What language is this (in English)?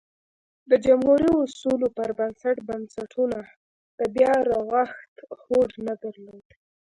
Pashto